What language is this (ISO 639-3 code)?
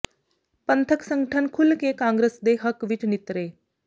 pan